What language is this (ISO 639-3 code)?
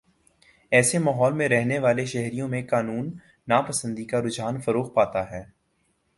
urd